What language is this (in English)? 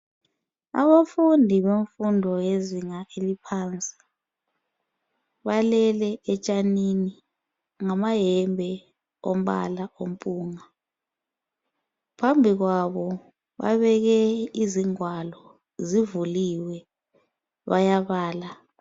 North Ndebele